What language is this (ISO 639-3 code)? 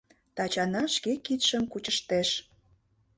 chm